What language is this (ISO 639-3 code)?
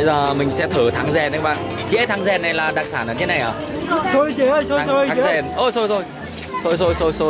vie